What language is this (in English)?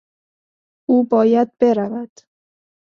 Persian